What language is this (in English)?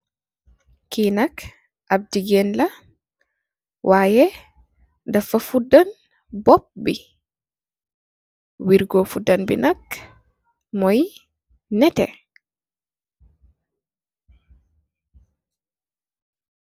Wolof